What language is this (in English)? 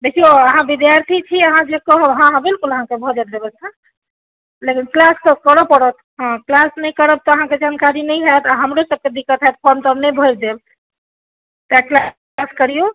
Maithili